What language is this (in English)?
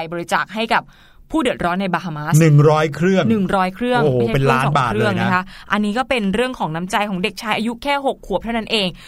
Thai